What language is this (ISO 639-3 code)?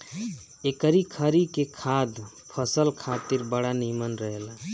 bho